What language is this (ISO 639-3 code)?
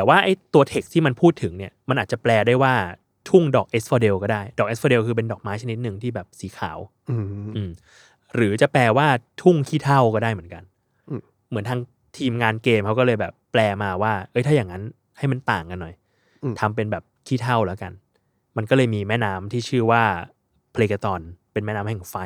tha